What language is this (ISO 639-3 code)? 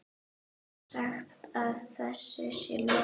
isl